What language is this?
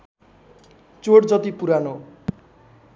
Nepali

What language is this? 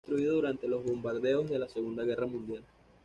Spanish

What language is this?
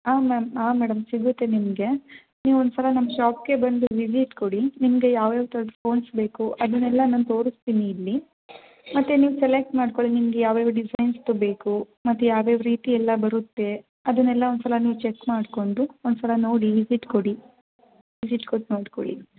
Kannada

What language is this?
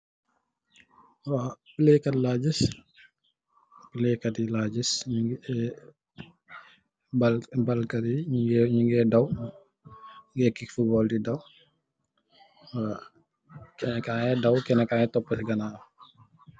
Wolof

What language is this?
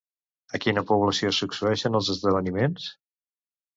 Catalan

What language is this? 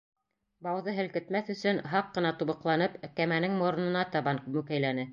Bashkir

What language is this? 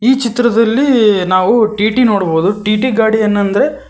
Kannada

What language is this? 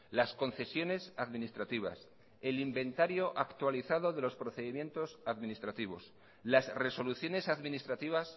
Spanish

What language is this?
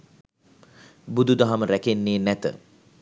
Sinhala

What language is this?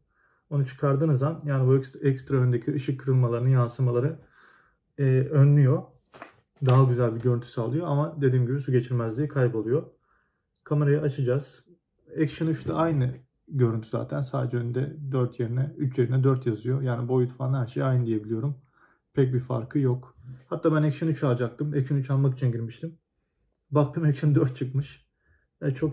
Turkish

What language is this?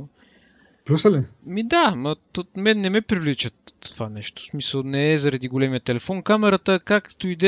Bulgarian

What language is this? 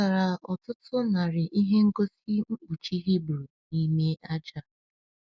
Igbo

